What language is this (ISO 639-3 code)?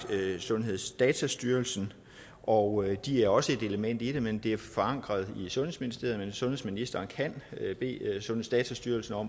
dan